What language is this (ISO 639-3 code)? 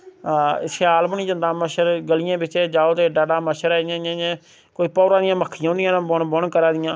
doi